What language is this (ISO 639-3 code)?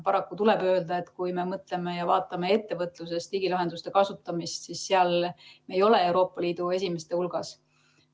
est